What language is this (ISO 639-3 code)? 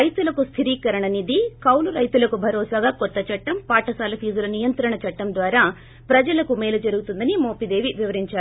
tel